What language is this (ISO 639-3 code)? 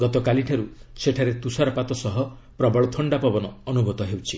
ori